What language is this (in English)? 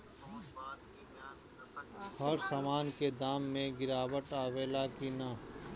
Bhojpuri